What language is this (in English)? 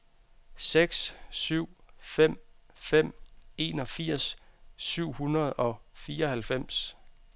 Danish